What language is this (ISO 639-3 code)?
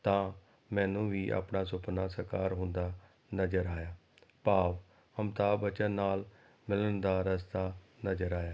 pan